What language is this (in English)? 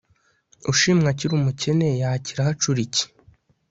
Kinyarwanda